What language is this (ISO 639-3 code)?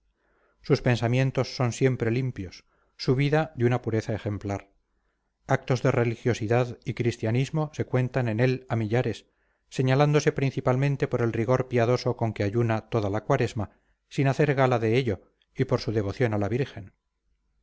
spa